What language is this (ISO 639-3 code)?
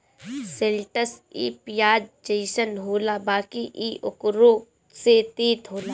bho